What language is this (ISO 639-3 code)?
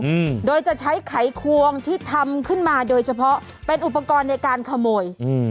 tha